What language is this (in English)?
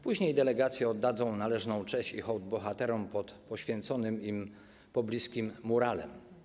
Polish